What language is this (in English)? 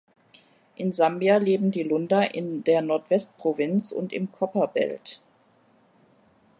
German